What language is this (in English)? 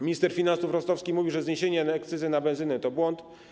Polish